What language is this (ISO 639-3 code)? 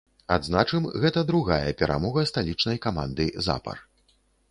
bel